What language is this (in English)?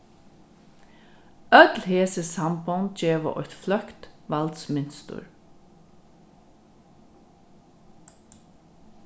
Faroese